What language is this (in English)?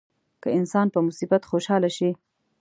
Pashto